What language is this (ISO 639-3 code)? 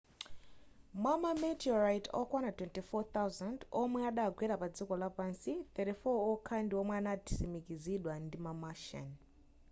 nya